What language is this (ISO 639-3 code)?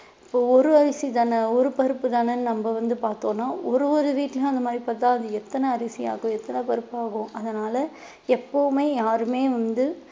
tam